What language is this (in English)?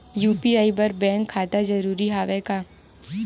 Chhattisgarhi